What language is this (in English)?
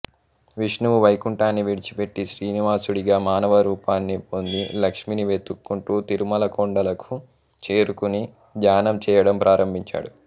Telugu